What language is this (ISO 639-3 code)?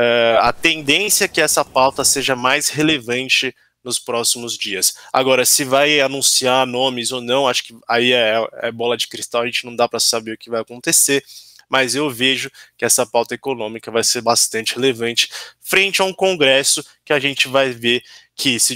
por